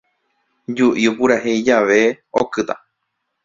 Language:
Guarani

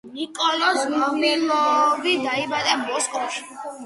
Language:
Georgian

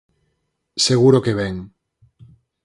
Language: Galician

